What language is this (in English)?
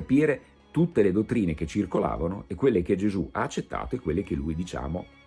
Italian